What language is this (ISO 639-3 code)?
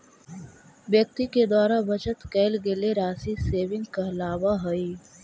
mag